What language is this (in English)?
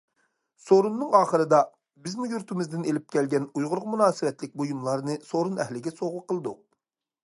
Uyghur